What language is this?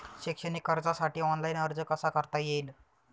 Marathi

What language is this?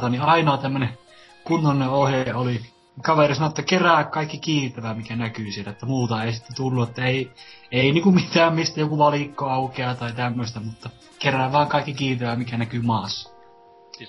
Finnish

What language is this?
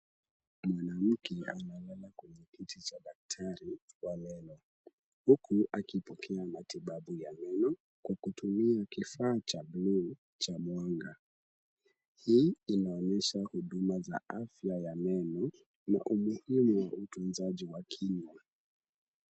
Swahili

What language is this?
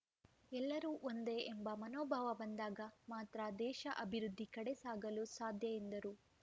Kannada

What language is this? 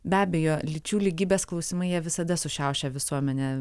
Lithuanian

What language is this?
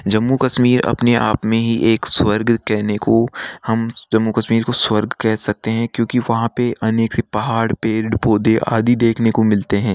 Hindi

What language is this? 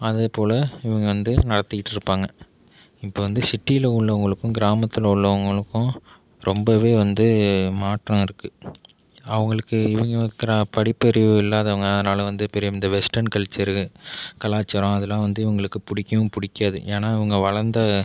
Tamil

